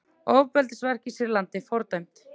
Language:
Icelandic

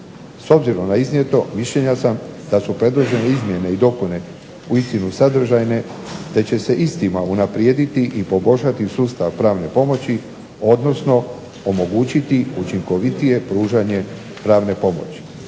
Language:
Croatian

